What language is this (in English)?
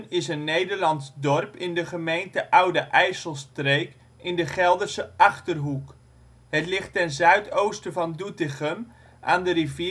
Dutch